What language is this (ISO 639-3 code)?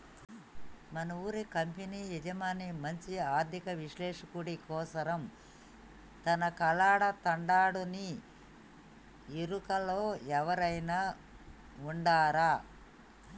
tel